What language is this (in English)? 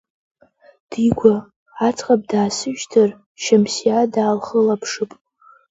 Abkhazian